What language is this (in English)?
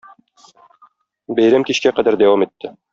Tatar